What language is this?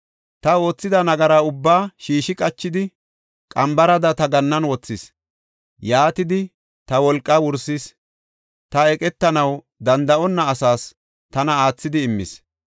Gofa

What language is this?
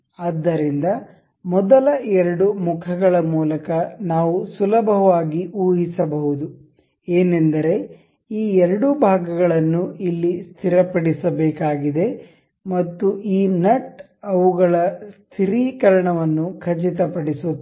Kannada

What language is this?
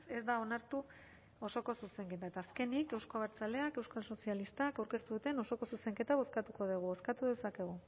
Basque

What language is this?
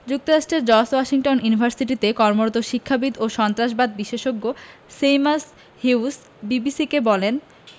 Bangla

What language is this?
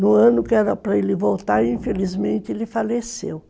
Portuguese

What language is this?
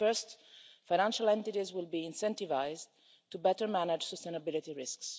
English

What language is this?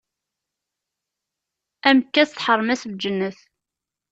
Kabyle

